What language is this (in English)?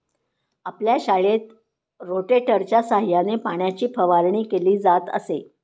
Marathi